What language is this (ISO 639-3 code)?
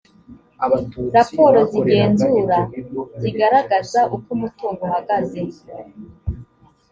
kin